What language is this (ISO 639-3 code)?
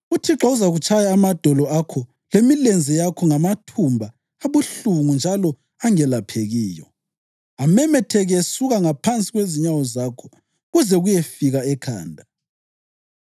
nde